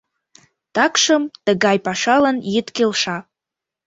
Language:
Mari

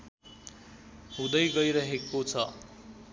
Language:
Nepali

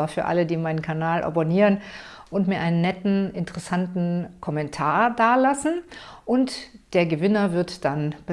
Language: German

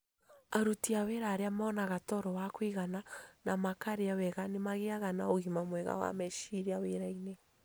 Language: Kikuyu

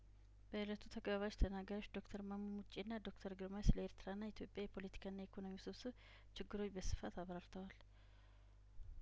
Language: Amharic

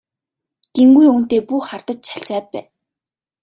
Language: Mongolian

